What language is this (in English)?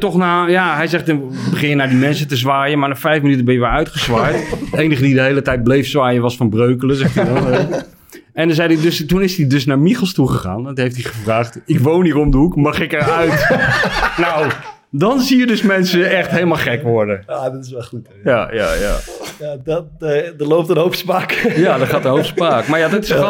Dutch